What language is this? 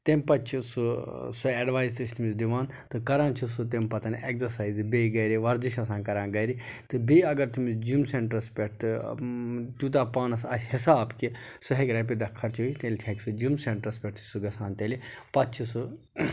Kashmiri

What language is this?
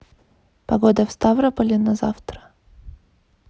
Russian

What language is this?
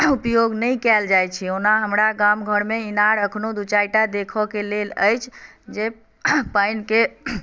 Maithili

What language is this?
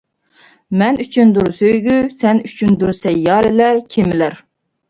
Uyghur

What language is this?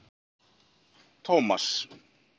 Icelandic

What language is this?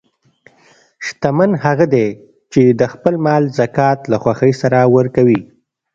Pashto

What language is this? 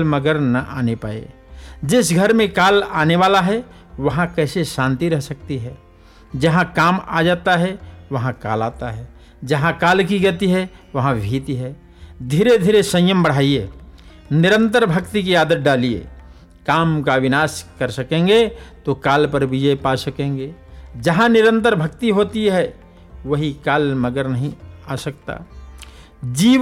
Hindi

